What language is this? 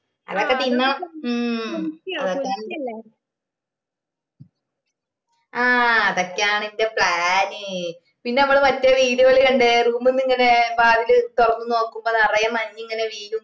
Malayalam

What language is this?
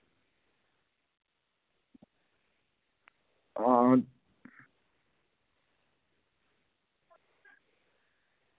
Dogri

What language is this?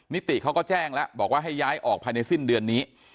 Thai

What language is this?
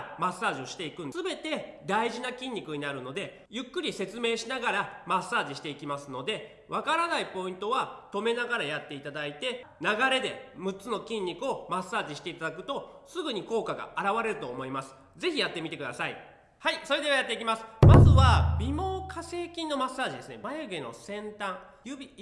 Japanese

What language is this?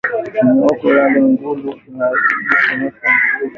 Swahili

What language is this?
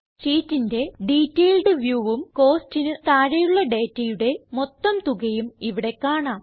Malayalam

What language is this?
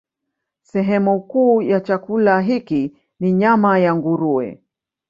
Swahili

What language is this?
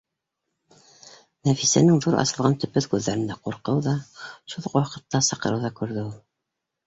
Bashkir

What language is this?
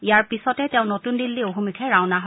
Assamese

